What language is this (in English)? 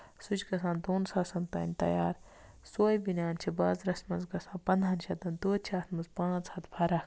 Kashmiri